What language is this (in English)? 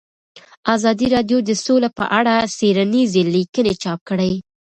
Pashto